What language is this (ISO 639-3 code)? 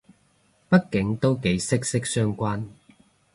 yue